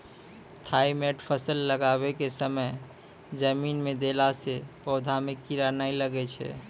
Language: Maithili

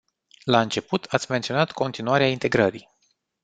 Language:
Romanian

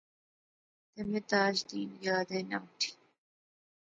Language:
Pahari-Potwari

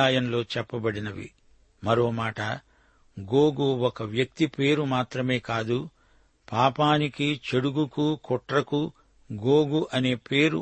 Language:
Telugu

